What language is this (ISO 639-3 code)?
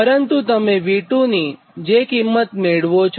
guj